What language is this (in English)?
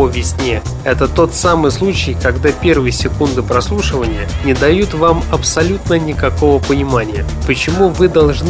Russian